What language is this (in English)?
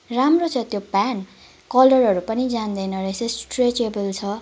Nepali